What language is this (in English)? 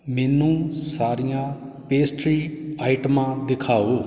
Punjabi